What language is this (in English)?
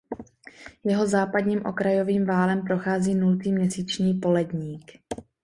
Czech